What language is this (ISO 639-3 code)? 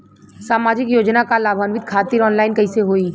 bho